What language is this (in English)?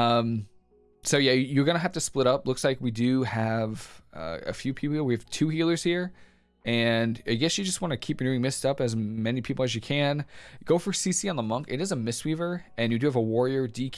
English